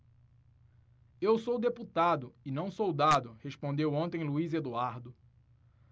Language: Portuguese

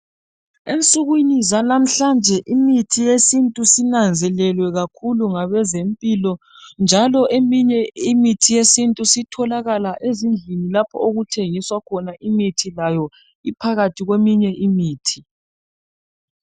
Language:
North Ndebele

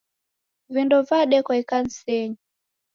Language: Taita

